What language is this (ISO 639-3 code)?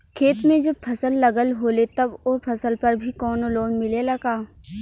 bho